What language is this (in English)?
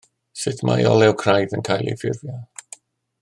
Welsh